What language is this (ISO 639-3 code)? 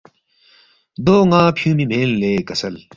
bft